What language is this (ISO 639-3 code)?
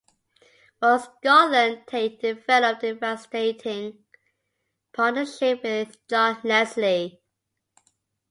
eng